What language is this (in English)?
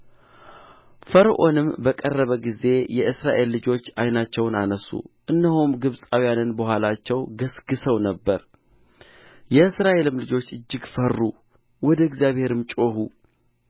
Amharic